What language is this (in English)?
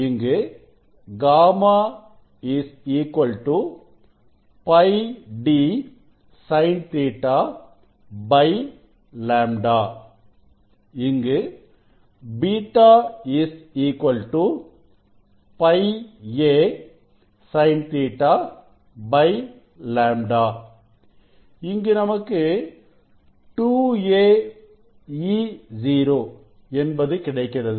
Tamil